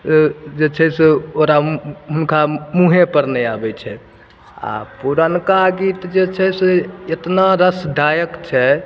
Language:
Maithili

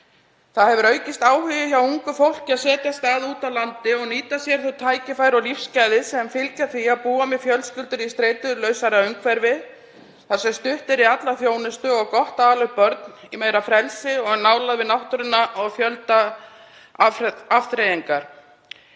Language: Icelandic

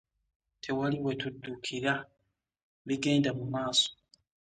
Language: Ganda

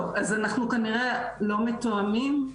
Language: Hebrew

